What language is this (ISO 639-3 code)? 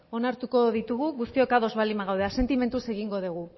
eus